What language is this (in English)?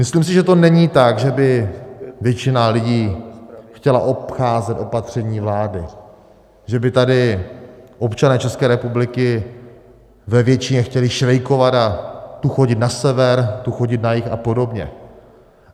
Czech